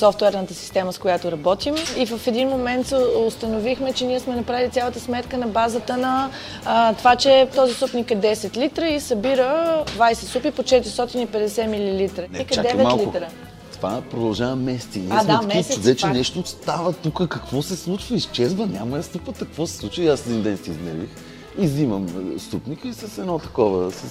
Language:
Bulgarian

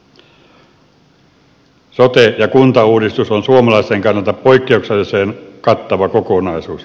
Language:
Finnish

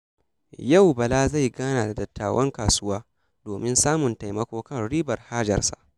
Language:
Hausa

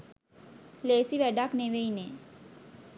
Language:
Sinhala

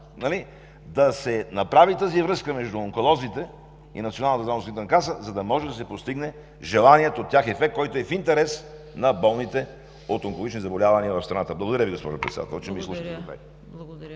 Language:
Bulgarian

